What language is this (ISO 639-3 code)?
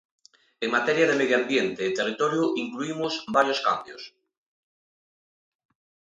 glg